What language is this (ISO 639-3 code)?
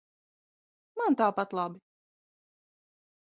lav